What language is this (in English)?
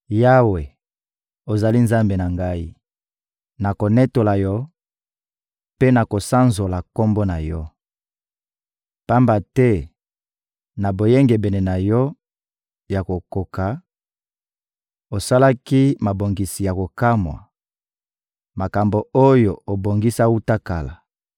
Lingala